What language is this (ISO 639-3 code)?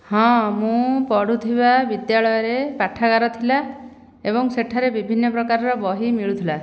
ori